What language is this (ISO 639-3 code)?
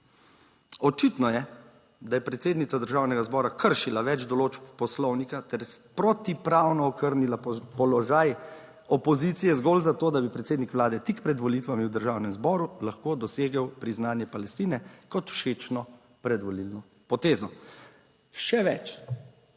slv